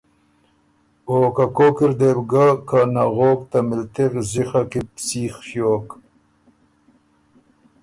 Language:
Ormuri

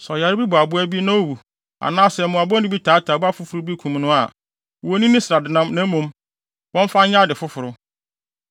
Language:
Akan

